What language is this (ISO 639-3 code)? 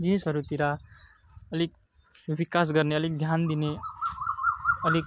nep